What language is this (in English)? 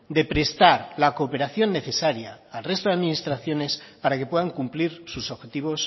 Spanish